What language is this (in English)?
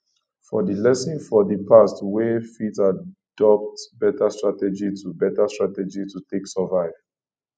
Nigerian Pidgin